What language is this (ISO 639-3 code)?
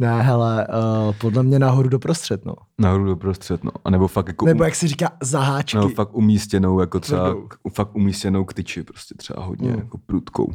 ces